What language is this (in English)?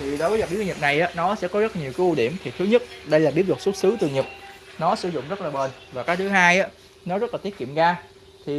Vietnamese